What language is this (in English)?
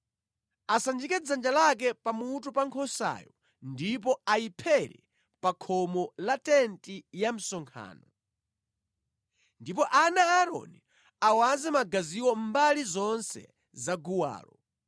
Nyanja